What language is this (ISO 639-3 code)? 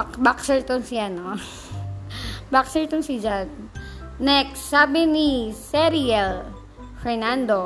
fil